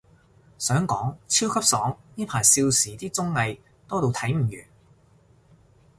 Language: Cantonese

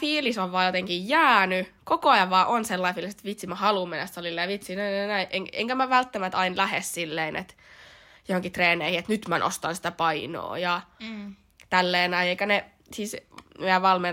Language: Finnish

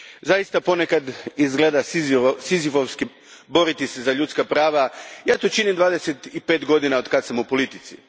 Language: Croatian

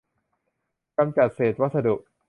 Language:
Thai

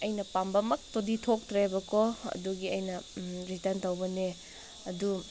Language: Manipuri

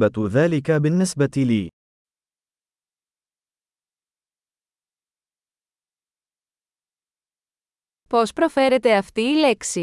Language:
Greek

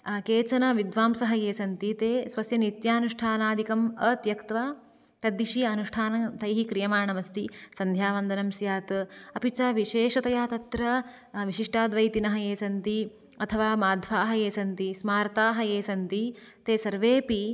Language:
Sanskrit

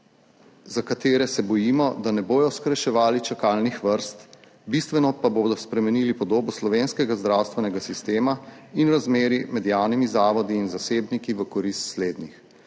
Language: Slovenian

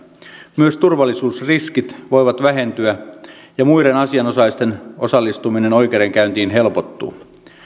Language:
Finnish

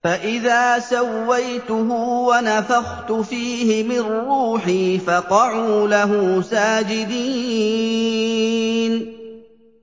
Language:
Arabic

